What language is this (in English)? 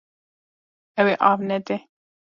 Kurdish